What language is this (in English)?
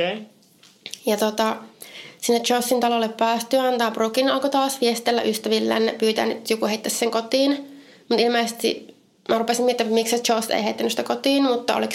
Finnish